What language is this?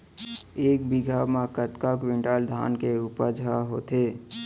Chhattisgarhi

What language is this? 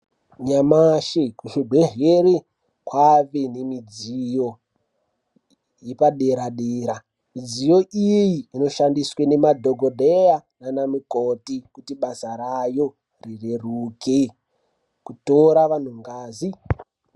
Ndau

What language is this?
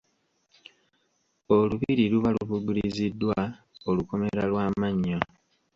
Ganda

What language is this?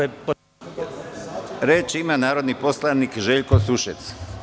Serbian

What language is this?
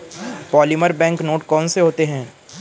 Hindi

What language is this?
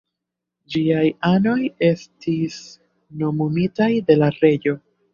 Esperanto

